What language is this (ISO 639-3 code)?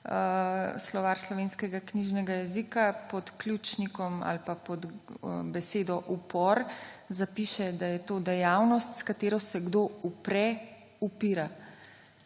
slv